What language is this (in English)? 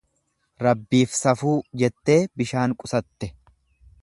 Oromo